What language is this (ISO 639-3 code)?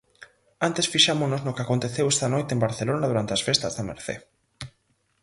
glg